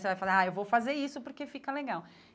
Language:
Portuguese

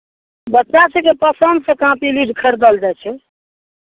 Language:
Maithili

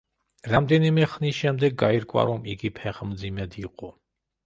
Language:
Georgian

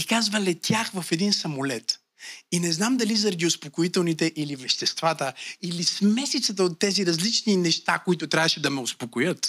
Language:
Bulgarian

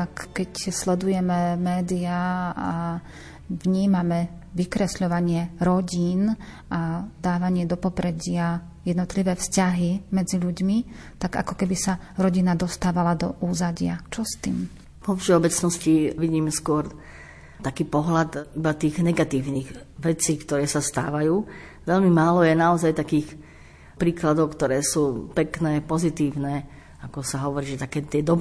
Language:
Slovak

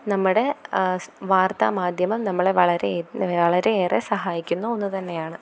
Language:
Malayalam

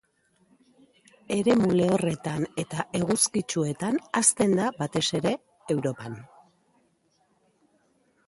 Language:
Basque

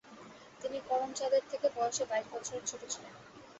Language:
Bangla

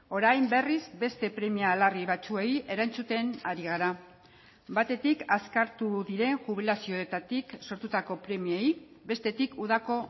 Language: Basque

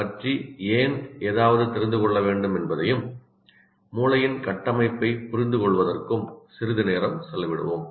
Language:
Tamil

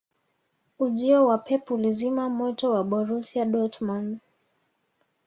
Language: Swahili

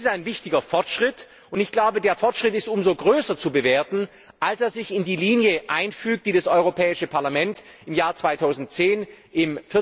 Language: German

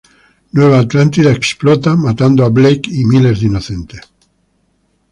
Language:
Spanish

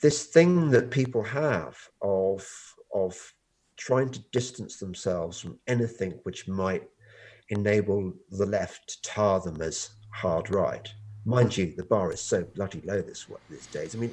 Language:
English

